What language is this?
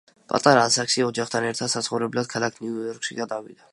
Georgian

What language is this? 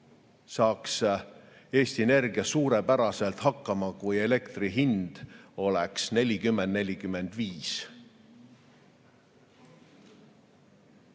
Estonian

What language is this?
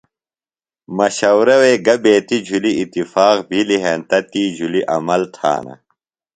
Phalura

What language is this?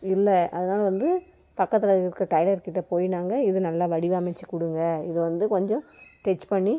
Tamil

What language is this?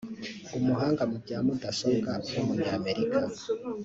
Kinyarwanda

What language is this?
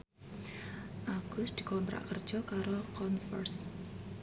Javanese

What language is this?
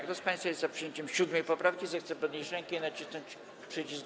Polish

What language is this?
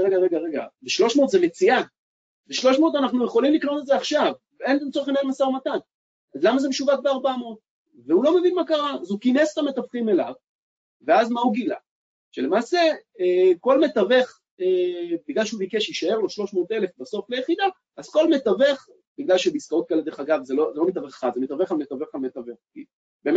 Hebrew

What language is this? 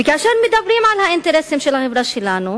Hebrew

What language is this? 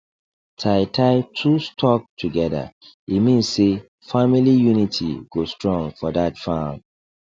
Nigerian Pidgin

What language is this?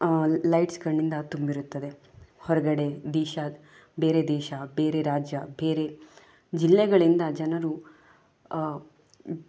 Kannada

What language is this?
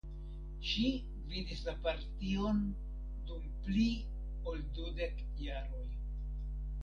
Esperanto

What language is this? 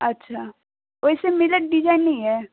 Maithili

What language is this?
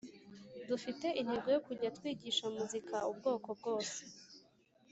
Kinyarwanda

